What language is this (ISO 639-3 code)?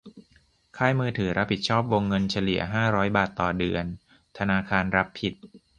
tha